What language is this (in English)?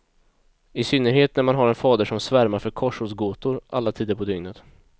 Swedish